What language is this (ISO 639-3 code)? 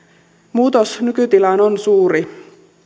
fin